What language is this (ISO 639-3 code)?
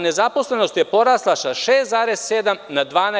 srp